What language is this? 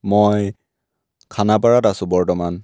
Assamese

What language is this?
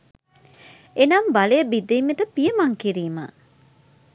Sinhala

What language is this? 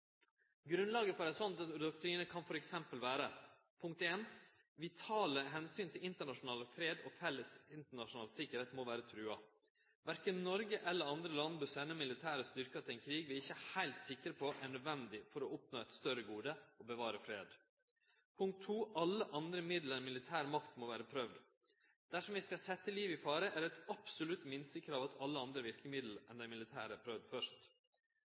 Norwegian Nynorsk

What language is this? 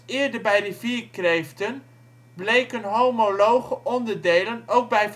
Dutch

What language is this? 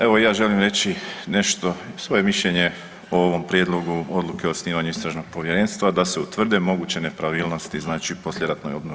Croatian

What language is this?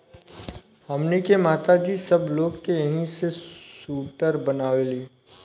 Bhojpuri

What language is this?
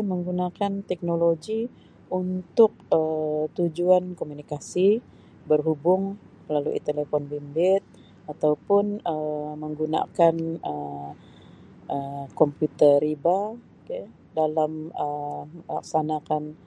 Sabah Malay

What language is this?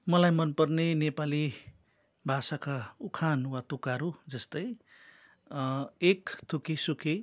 Nepali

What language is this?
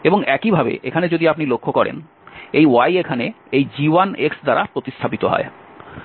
Bangla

